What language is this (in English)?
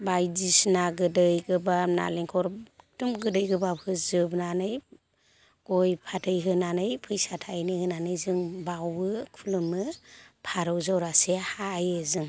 Bodo